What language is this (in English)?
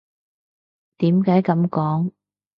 Cantonese